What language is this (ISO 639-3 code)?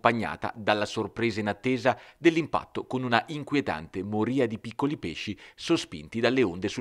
ita